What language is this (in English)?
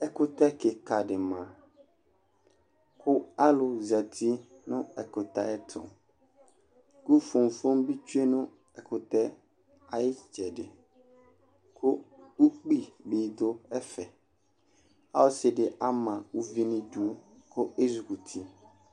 Ikposo